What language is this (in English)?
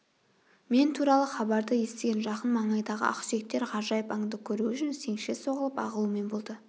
Kazakh